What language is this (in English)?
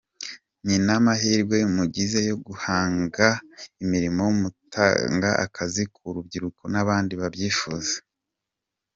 Kinyarwanda